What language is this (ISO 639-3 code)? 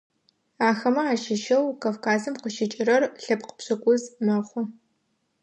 ady